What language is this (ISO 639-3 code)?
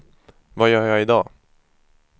swe